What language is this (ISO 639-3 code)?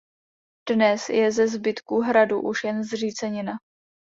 ces